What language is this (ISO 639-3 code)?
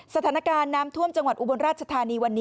tha